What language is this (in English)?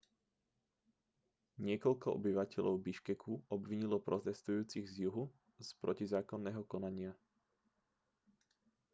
Slovak